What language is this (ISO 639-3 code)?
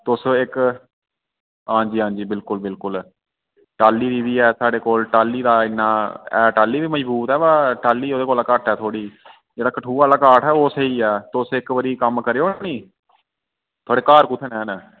doi